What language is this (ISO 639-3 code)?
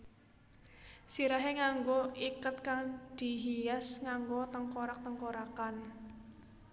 jav